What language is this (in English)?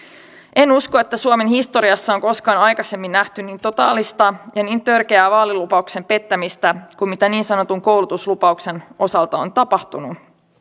Finnish